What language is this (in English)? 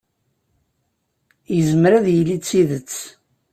Kabyle